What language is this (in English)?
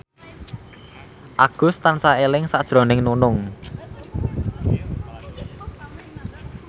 Javanese